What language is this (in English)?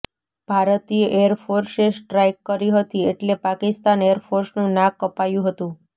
Gujarati